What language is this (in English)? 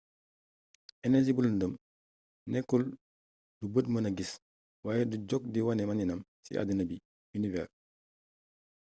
Wolof